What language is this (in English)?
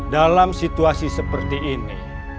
Indonesian